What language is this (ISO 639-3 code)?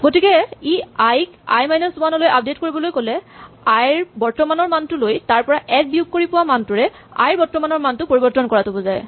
asm